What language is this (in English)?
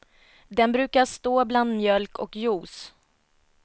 Swedish